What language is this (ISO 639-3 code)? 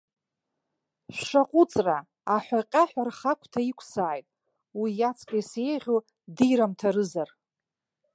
abk